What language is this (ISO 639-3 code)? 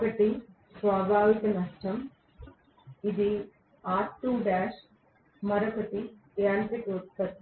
tel